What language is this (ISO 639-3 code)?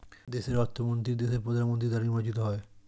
ben